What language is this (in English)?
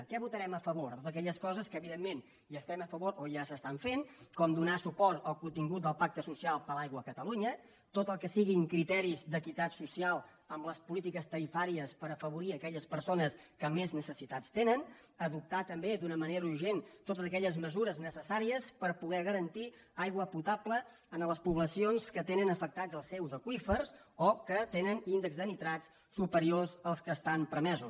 Catalan